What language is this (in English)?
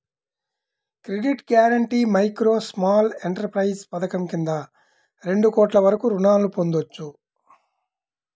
Telugu